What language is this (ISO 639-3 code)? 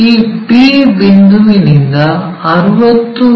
kan